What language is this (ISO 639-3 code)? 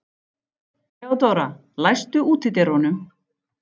isl